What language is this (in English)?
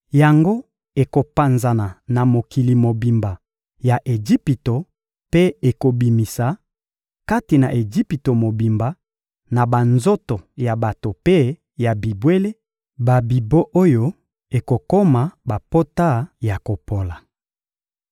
Lingala